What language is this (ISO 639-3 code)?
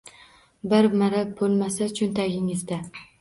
uzb